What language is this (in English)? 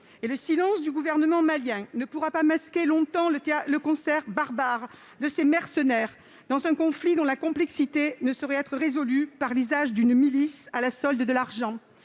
French